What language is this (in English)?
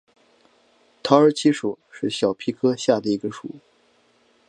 Chinese